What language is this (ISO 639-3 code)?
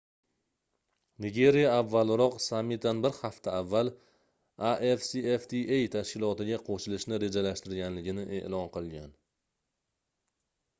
uzb